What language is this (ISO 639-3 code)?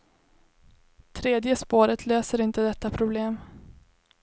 swe